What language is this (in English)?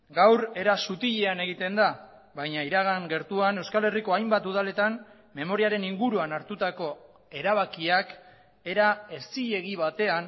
Basque